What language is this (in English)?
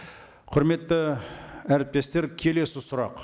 Kazakh